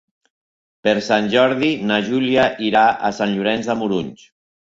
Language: Catalan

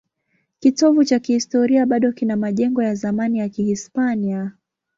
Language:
Swahili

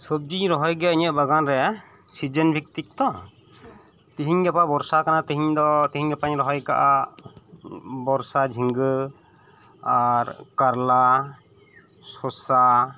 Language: Santali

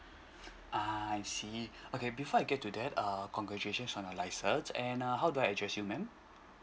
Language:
English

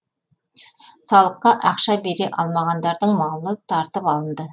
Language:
Kazakh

